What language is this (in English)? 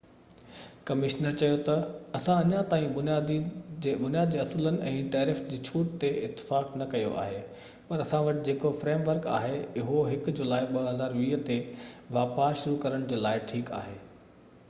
Sindhi